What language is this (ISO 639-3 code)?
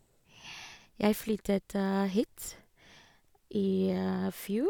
nor